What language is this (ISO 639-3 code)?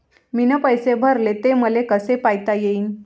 mar